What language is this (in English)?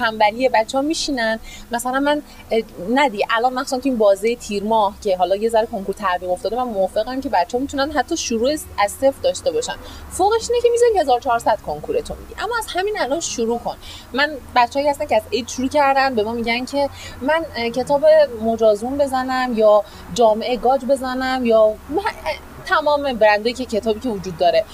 Persian